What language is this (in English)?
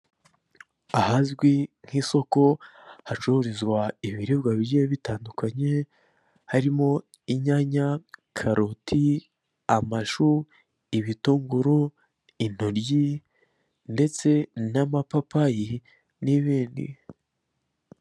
Kinyarwanda